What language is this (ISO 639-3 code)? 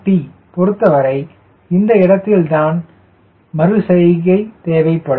tam